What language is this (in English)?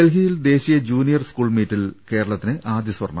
Malayalam